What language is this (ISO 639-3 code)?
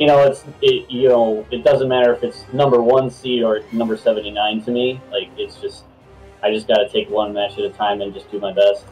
eng